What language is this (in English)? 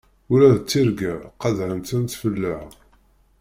Kabyle